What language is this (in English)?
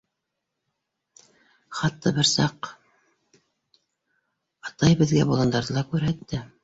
Bashkir